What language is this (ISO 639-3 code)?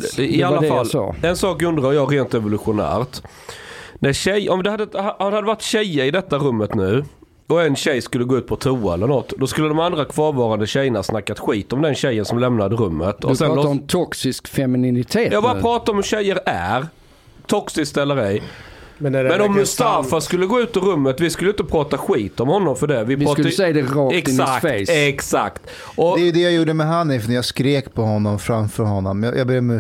swe